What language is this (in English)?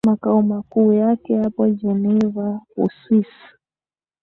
Swahili